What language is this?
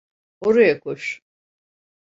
Turkish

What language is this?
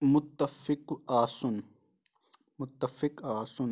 Kashmiri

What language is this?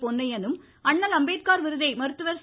Tamil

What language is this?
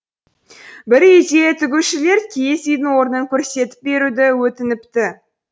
Kazakh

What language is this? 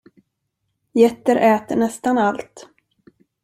Swedish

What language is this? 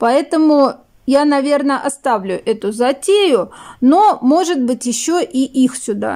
Russian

